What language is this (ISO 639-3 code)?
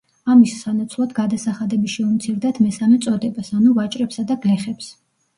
kat